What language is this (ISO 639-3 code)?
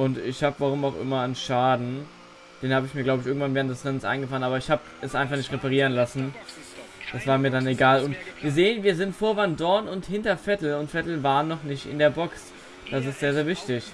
deu